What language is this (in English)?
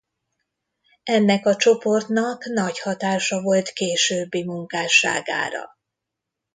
Hungarian